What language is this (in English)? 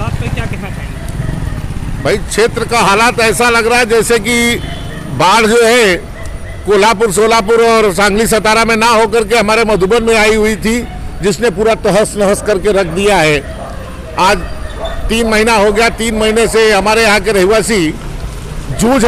Hindi